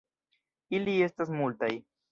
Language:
Esperanto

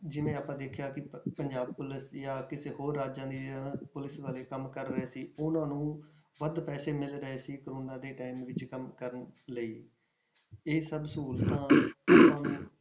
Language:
Punjabi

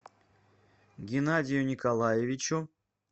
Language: Russian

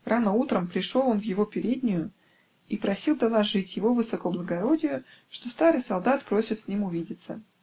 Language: Russian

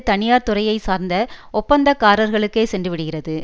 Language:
Tamil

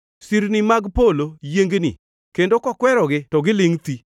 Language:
Luo (Kenya and Tanzania)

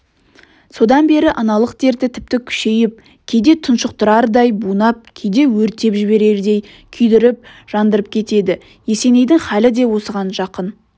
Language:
Kazakh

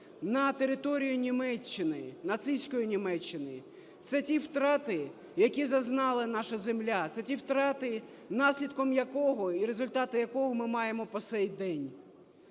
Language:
Ukrainian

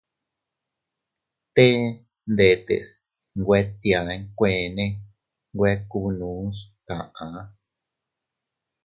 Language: Teutila Cuicatec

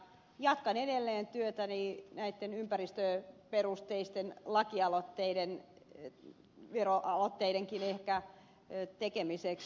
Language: Finnish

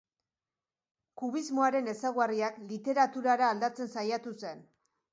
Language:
Basque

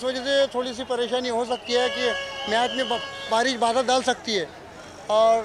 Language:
Hindi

